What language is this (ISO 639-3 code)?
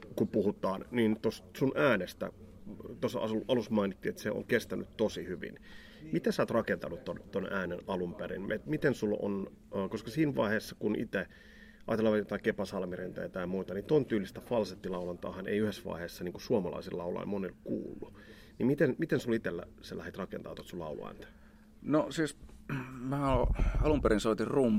fin